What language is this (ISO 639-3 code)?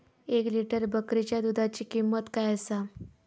mar